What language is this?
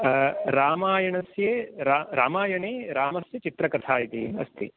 Sanskrit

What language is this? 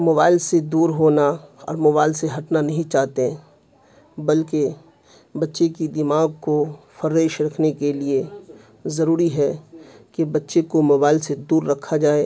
Urdu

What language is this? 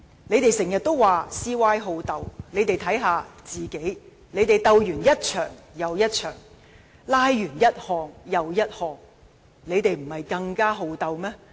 Cantonese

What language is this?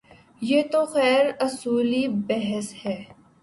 Urdu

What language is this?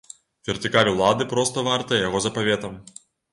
Belarusian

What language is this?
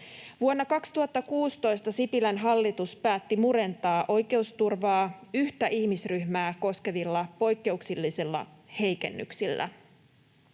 Finnish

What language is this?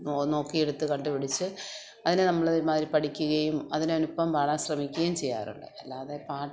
Malayalam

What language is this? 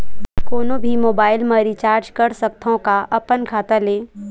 Chhattisgarhi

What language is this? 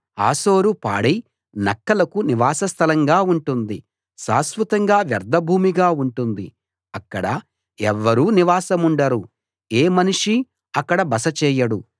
Telugu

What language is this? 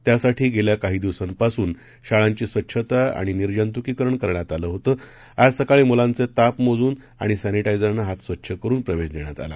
Marathi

